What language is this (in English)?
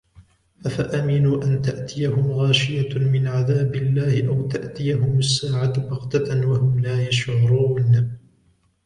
Arabic